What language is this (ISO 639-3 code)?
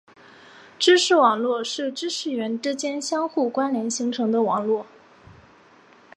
zho